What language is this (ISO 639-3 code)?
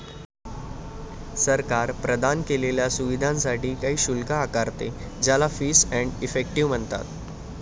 mar